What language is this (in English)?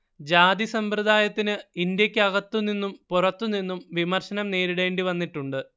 Malayalam